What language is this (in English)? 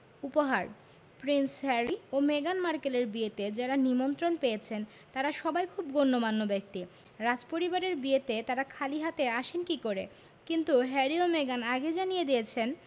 Bangla